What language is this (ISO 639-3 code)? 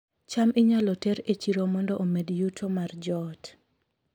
luo